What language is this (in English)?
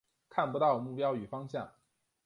Chinese